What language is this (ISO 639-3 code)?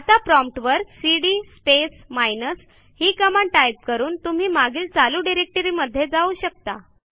mar